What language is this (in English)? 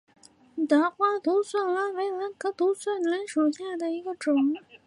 Chinese